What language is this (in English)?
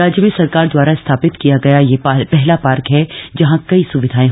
Hindi